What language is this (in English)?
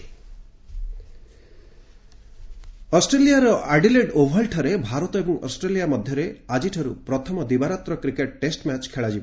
Odia